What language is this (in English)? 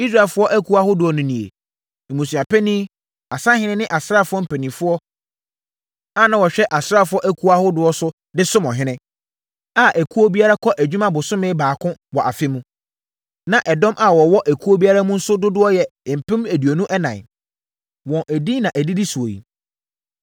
Akan